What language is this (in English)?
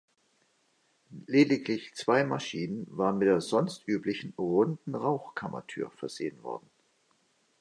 German